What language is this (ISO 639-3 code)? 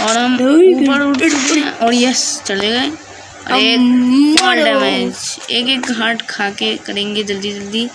hin